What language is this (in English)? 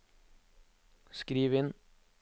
Norwegian